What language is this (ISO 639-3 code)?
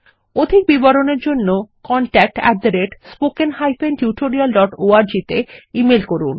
ben